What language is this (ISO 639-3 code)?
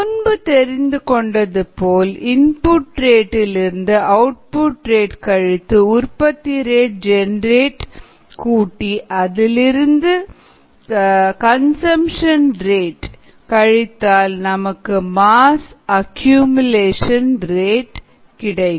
tam